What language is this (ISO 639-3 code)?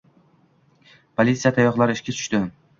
uzb